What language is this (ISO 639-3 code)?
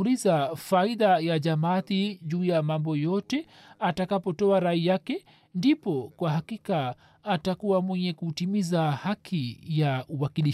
swa